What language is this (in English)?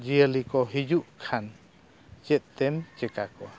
Santali